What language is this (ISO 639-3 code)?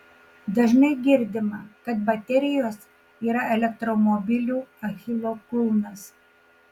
lit